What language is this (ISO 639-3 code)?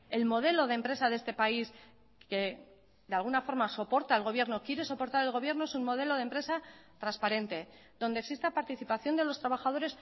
spa